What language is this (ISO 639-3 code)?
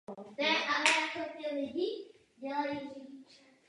ces